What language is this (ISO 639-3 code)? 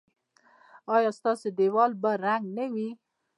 pus